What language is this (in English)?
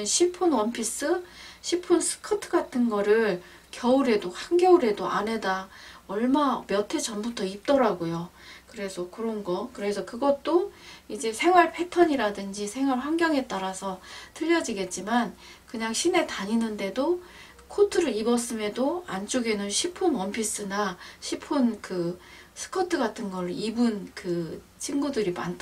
Korean